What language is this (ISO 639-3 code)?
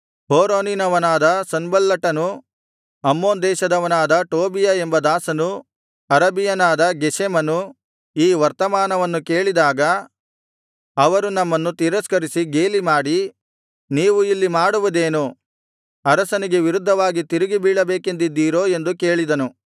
kan